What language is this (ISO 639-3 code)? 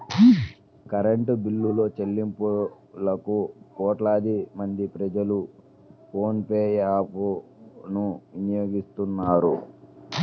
tel